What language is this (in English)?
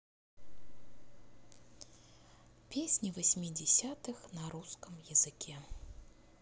Russian